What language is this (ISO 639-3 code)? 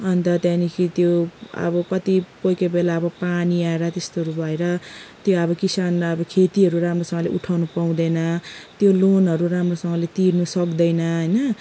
nep